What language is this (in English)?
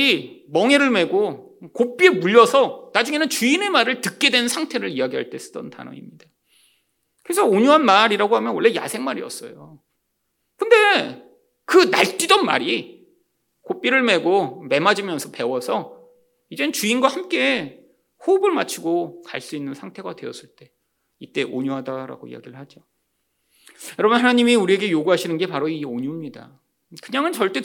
Korean